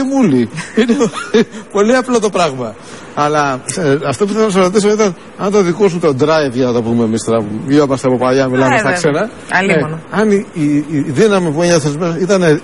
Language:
Greek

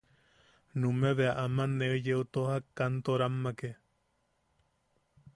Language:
Yaqui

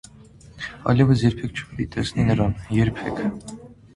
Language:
Armenian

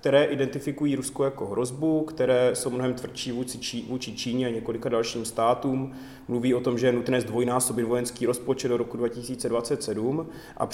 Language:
Czech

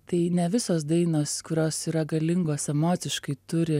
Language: Lithuanian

